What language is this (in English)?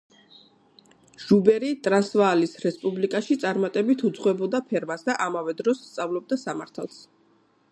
Georgian